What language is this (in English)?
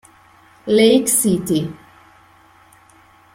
Italian